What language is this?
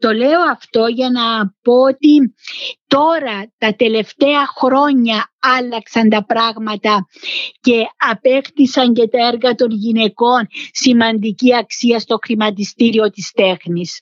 Greek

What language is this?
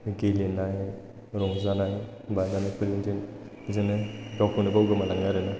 Bodo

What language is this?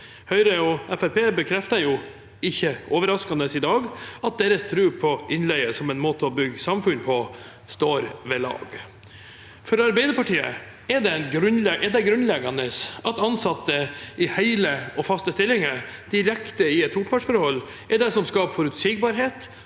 Norwegian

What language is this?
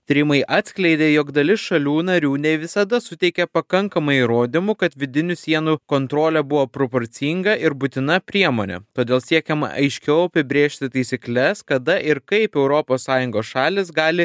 Lithuanian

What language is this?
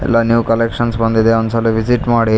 Kannada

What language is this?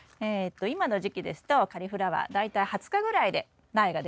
Japanese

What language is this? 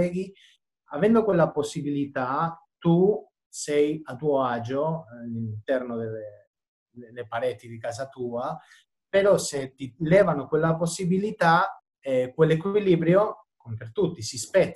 Italian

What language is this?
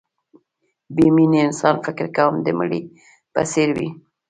Pashto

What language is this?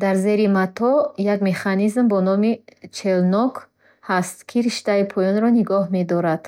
Bukharic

